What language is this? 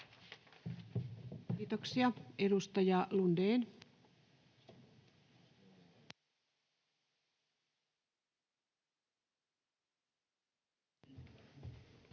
Finnish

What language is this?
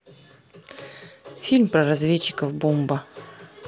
Russian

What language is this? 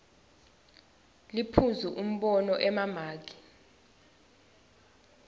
Swati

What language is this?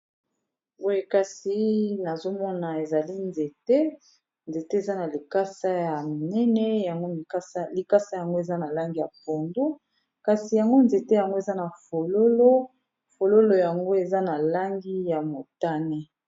Lingala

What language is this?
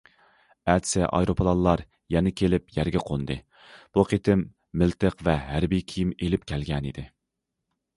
Uyghur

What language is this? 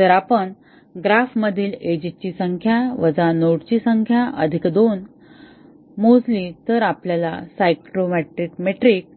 Marathi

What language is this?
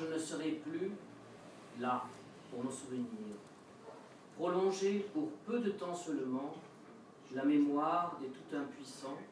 French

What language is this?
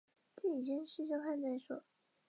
Chinese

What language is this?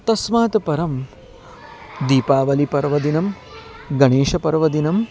Sanskrit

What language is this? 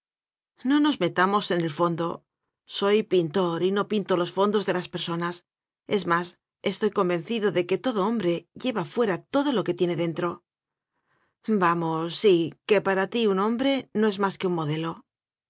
Spanish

